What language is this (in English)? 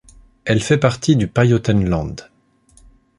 French